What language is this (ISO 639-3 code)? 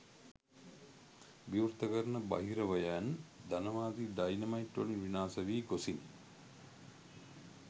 sin